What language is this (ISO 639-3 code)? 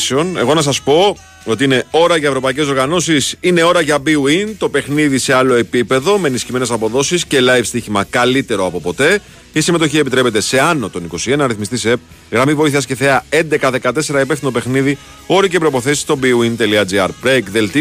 ell